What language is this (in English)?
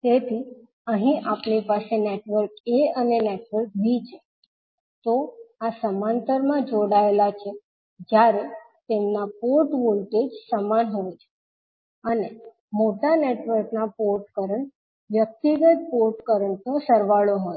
Gujarati